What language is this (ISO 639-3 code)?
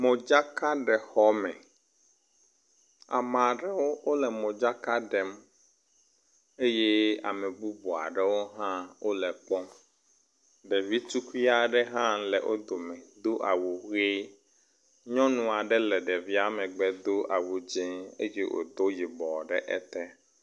ewe